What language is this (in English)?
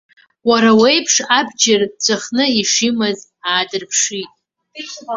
Abkhazian